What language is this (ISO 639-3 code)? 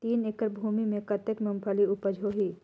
hne